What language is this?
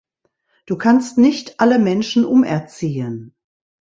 German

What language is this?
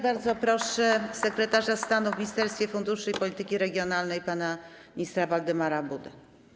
Polish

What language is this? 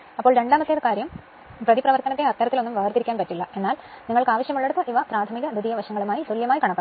Malayalam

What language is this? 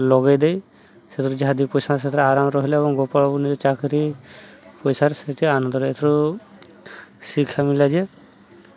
Odia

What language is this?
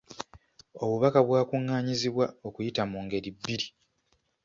Ganda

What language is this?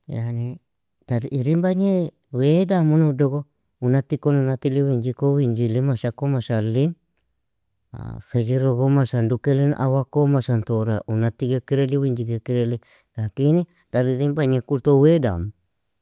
Nobiin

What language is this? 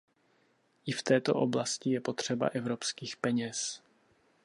Czech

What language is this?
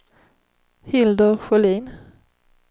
Swedish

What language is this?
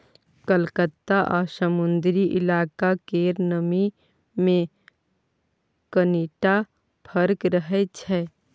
Maithili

